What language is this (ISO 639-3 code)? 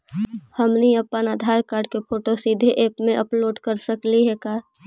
mag